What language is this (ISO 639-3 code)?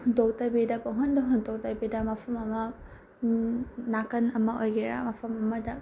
mni